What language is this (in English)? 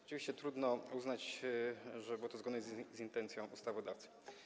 Polish